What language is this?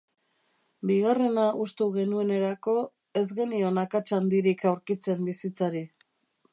Basque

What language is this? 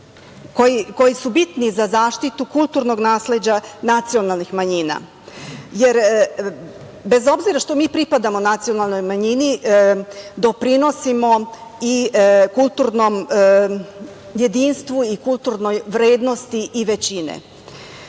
Serbian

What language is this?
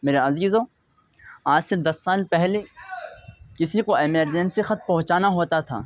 Urdu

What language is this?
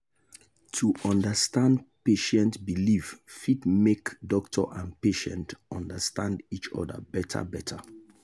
Nigerian Pidgin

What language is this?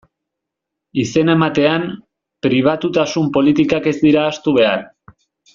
Basque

